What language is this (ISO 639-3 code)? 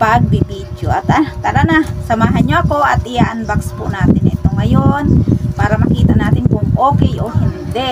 fil